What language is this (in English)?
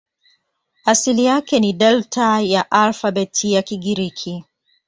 Swahili